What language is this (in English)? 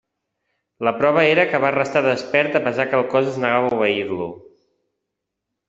Catalan